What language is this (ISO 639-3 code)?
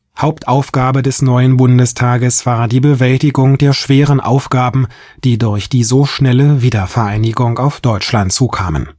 deu